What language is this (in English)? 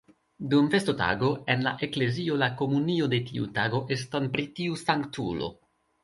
Esperanto